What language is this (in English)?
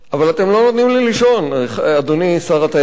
Hebrew